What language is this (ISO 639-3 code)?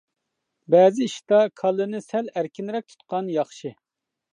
uig